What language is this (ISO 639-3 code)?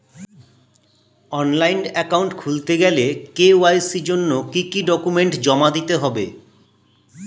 ben